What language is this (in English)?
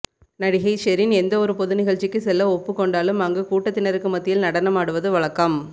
Tamil